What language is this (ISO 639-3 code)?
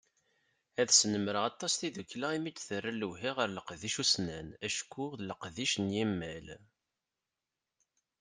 kab